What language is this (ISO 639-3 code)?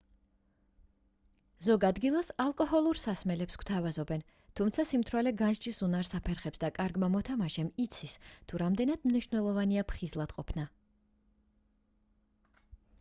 kat